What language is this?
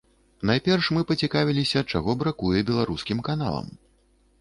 Belarusian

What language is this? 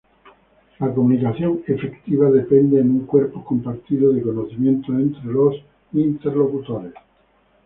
Spanish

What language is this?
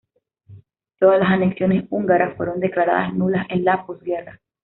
Spanish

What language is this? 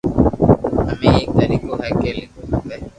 Loarki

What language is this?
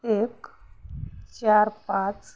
Marathi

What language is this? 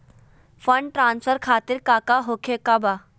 Magahi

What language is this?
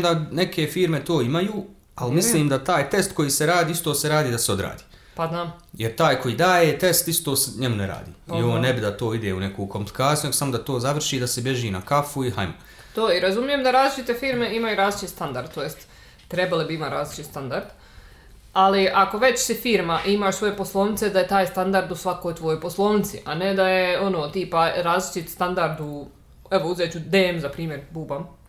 Croatian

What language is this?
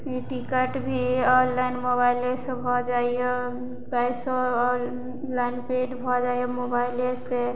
Maithili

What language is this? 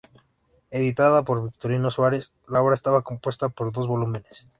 Spanish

